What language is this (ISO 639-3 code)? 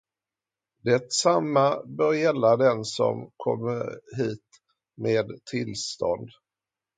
swe